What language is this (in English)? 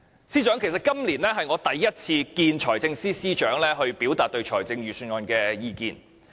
Cantonese